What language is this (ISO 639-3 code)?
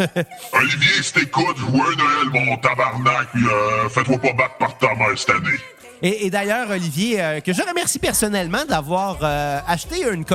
fra